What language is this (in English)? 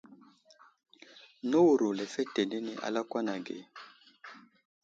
Wuzlam